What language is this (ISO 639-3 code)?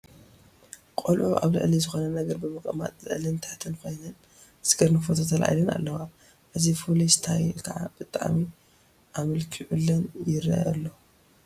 tir